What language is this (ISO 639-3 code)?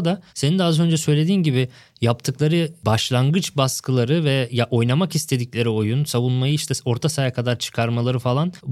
tur